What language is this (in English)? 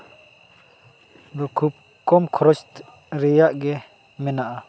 Santali